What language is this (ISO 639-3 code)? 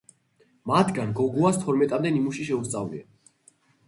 kat